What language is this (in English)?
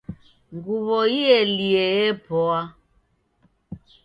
Taita